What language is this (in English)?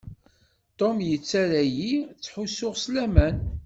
Kabyle